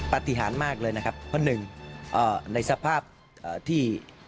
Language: Thai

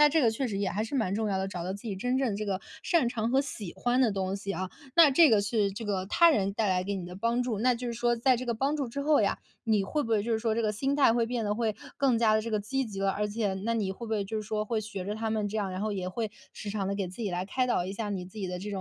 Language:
Chinese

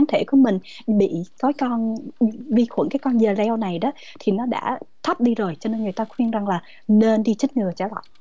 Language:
Vietnamese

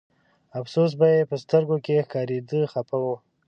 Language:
Pashto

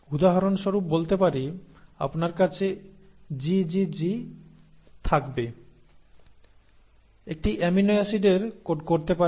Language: Bangla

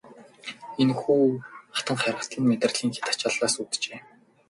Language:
Mongolian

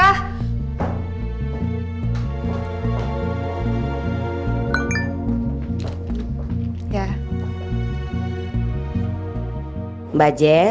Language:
Indonesian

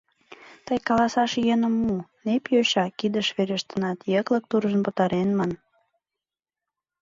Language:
Mari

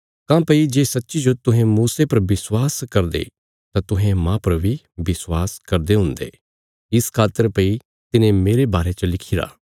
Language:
Bilaspuri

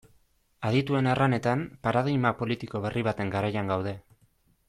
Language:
Basque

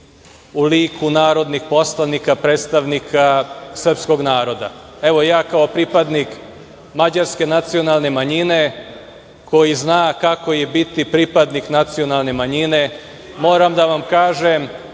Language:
Serbian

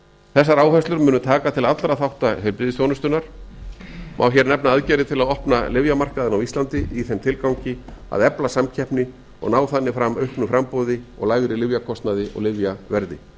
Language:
Icelandic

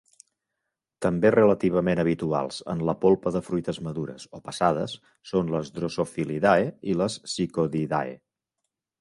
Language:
Catalan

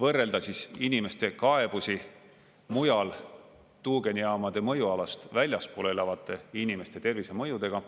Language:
Estonian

